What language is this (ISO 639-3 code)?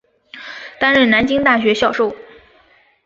zho